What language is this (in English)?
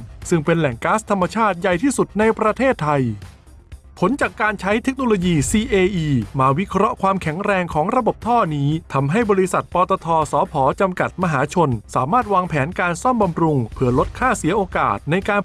Thai